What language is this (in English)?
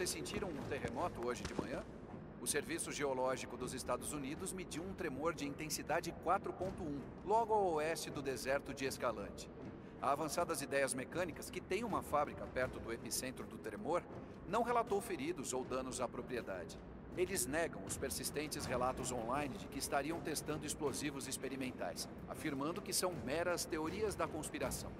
Portuguese